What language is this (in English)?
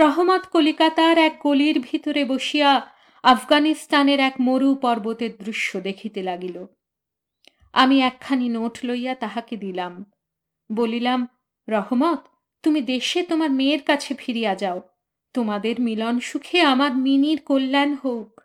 Bangla